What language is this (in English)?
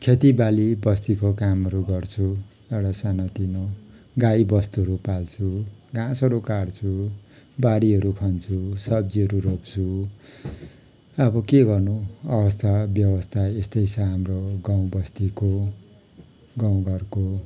Nepali